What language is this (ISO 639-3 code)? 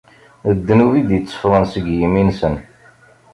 kab